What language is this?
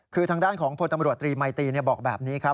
Thai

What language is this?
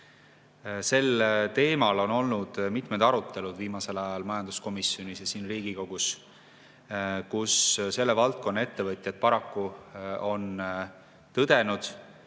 Estonian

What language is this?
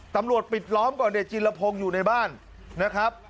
Thai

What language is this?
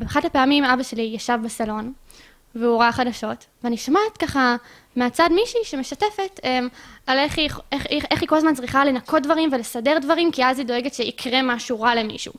Hebrew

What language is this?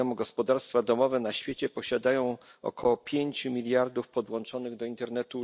Polish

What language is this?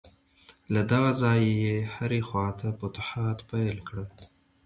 Pashto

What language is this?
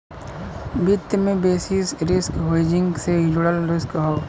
Bhojpuri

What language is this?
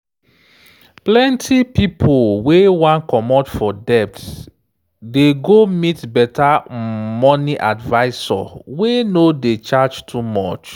Nigerian Pidgin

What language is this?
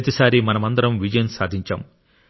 Telugu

